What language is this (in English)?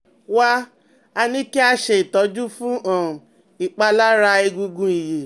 Yoruba